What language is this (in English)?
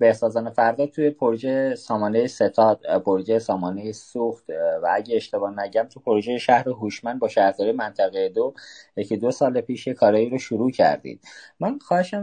Persian